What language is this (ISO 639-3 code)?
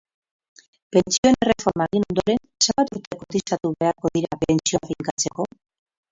eus